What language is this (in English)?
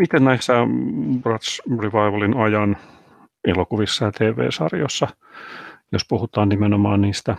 Finnish